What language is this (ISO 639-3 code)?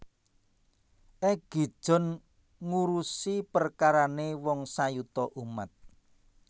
jav